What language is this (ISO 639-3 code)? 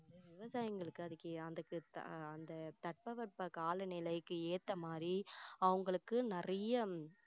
tam